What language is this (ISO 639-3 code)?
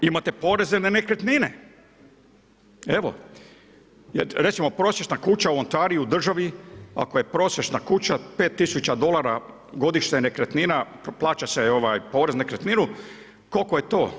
hrv